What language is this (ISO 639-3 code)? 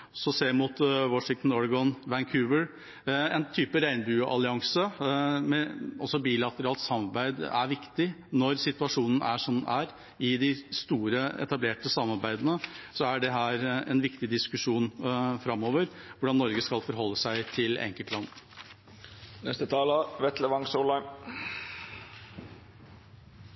nob